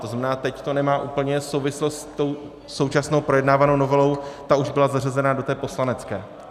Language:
Czech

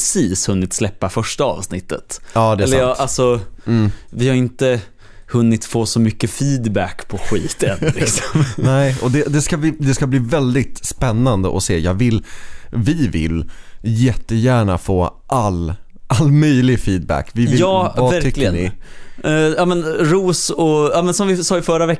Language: Swedish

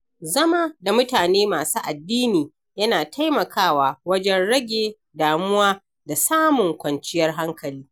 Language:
Hausa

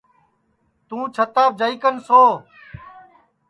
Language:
Sansi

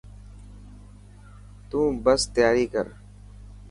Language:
Dhatki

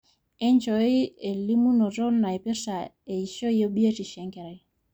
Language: Masai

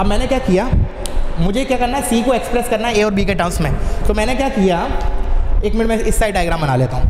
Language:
Hindi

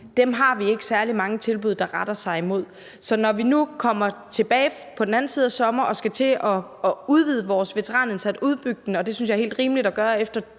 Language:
Danish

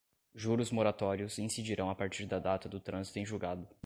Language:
Portuguese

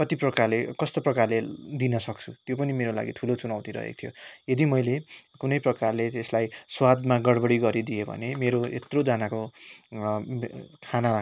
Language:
Nepali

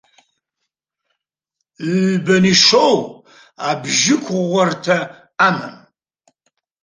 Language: Abkhazian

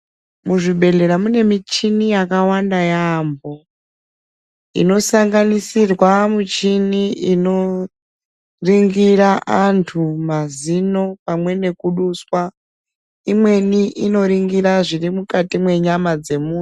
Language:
Ndau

